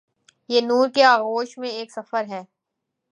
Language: Urdu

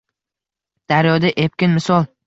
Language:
Uzbek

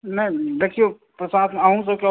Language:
Maithili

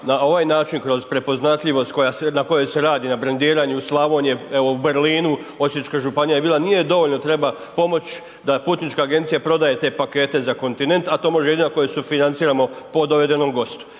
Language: Croatian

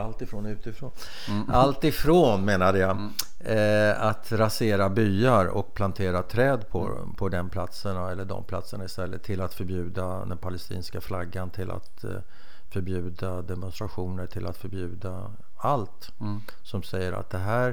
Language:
Swedish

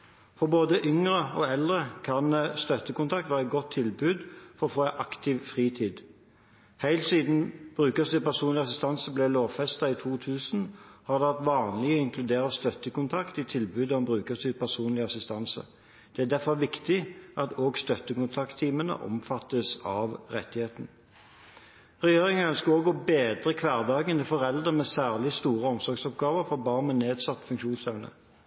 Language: Norwegian Bokmål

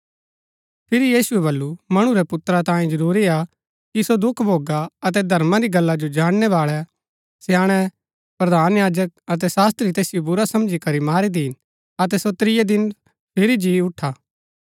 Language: Gaddi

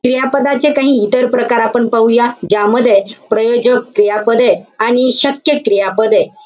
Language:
Marathi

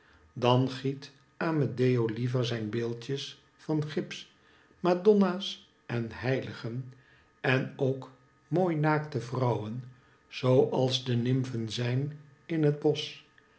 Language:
Dutch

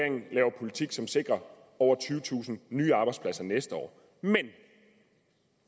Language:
Danish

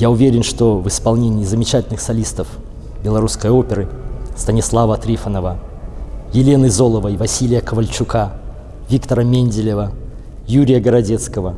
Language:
Russian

